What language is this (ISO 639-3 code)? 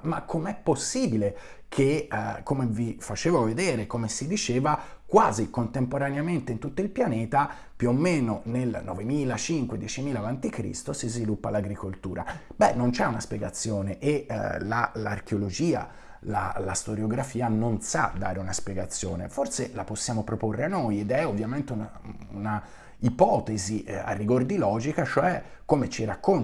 ita